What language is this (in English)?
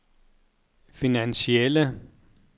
Danish